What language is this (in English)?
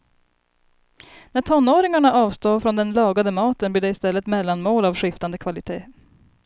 Swedish